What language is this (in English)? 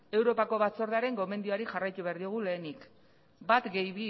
Basque